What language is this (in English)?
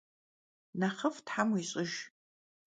Kabardian